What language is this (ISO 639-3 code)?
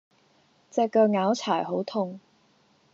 yue